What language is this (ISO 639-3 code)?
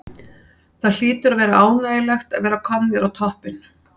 isl